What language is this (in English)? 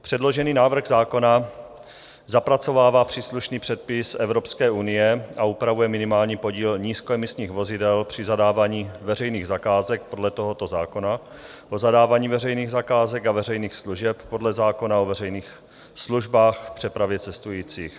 Czech